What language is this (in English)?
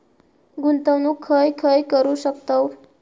Marathi